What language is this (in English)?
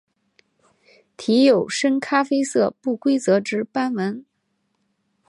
Chinese